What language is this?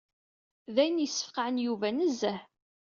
Kabyle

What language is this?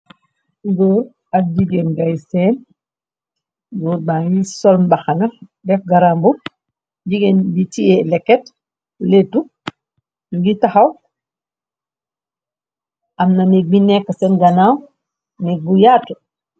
Wolof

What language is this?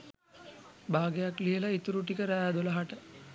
Sinhala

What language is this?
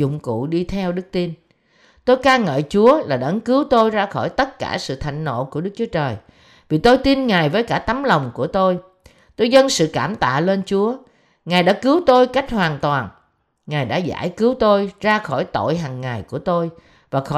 Vietnamese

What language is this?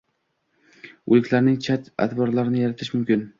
Uzbek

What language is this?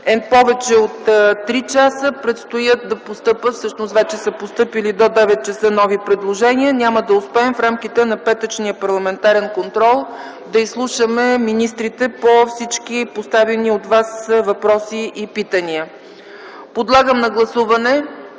Bulgarian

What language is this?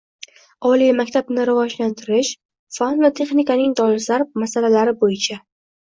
Uzbek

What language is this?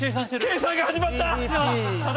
Japanese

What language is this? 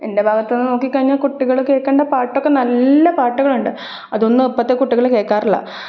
Malayalam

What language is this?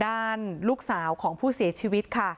Thai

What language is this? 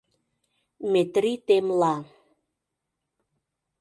Mari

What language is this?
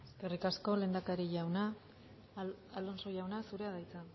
Basque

